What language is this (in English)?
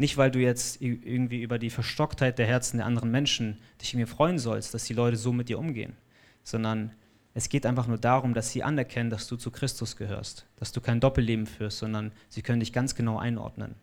German